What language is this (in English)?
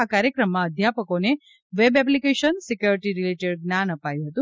Gujarati